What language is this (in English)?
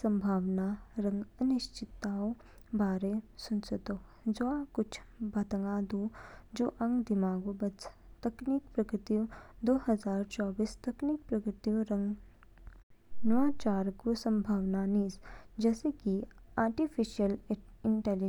Kinnauri